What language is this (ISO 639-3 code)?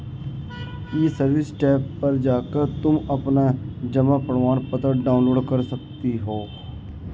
hin